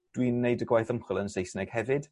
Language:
Welsh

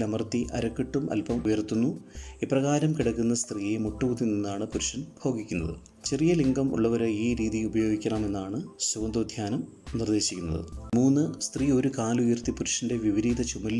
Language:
Malayalam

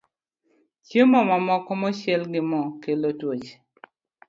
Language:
Luo (Kenya and Tanzania)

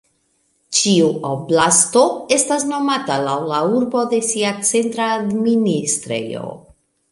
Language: Esperanto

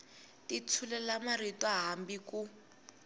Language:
Tsonga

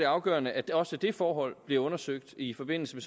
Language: Danish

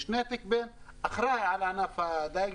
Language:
Hebrew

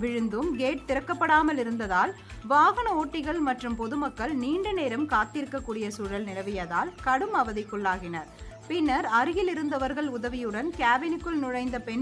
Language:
Romanian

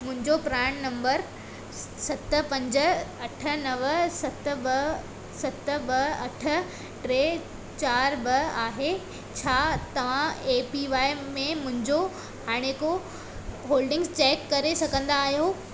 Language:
Sindhi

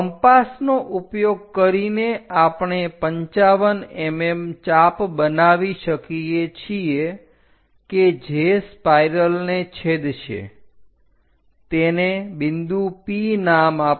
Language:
Gujarati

